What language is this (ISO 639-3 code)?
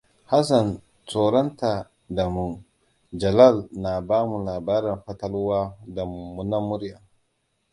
hau